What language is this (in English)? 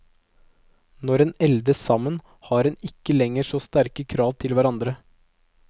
Norwegian